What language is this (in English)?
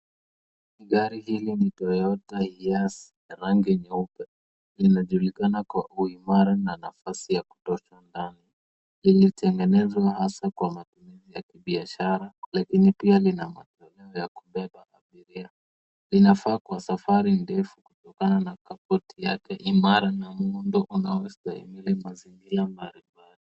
Swahili